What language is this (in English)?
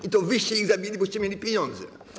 Polish